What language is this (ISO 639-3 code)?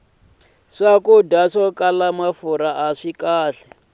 tso